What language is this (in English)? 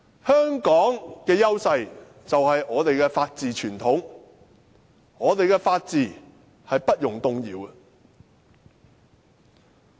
Cantonese